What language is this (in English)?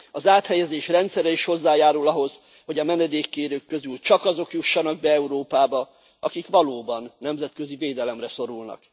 Hungarian